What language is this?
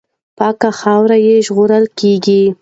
Pashto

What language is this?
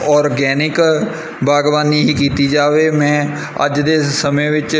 Punjabi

